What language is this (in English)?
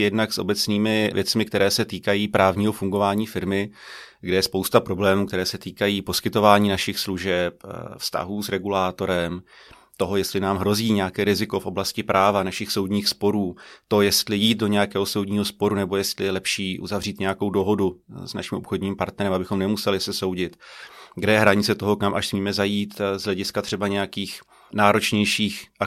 Czech